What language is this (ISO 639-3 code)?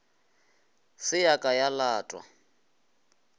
nso